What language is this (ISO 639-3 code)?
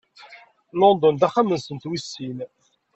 kab